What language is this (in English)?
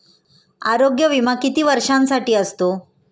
Marathi